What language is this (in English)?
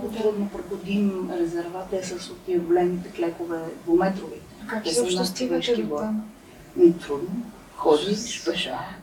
Bulgarian